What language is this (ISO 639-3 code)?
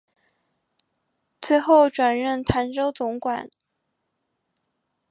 zho